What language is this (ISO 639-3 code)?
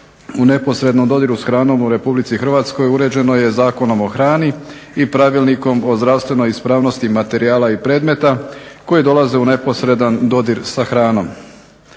hrv